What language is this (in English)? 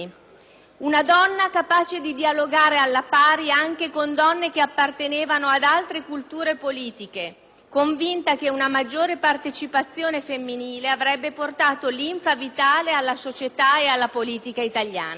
Italian